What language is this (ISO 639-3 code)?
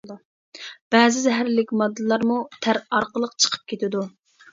uig